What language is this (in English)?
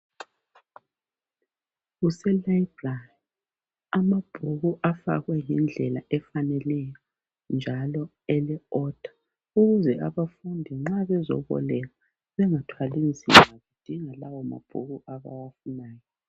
North Ndebele